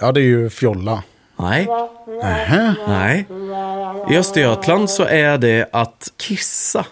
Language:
Swedish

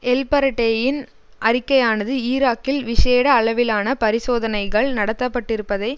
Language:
Tamil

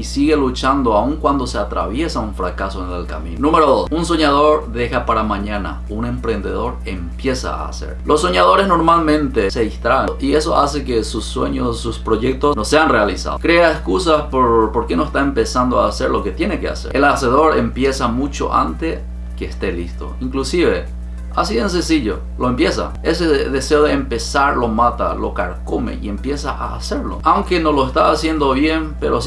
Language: Spanish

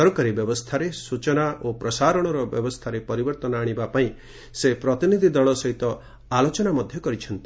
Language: Odia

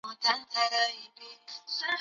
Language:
Chinese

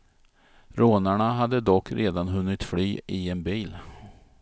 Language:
Swedish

